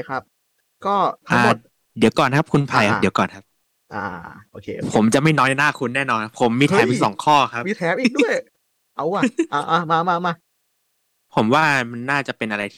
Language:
Thai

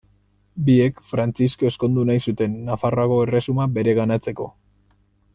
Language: Basque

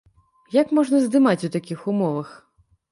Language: Belarusian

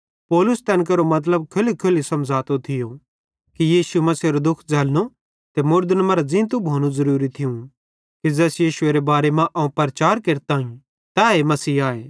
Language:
Bhadrawahi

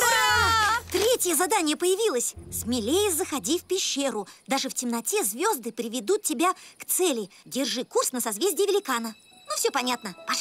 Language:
Russian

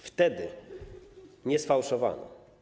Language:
Polish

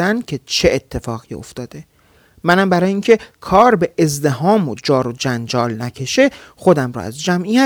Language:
Persian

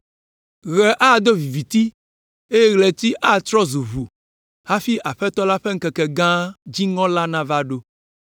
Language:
Ewe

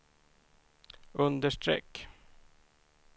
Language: Swedish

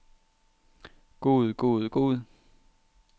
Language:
Danish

